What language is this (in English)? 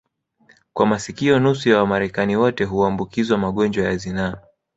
Swahili